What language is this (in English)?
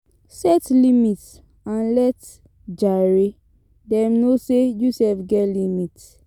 Nigerian Pidgin